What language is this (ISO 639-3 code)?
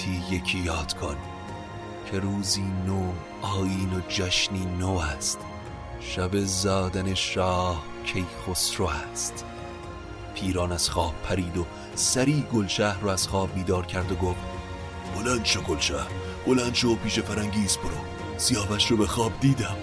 fas